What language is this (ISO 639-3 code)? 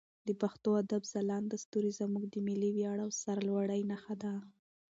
pus